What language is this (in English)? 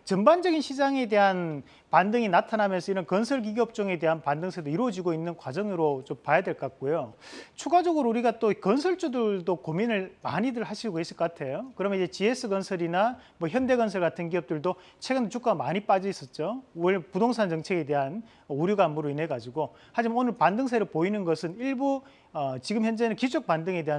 Korean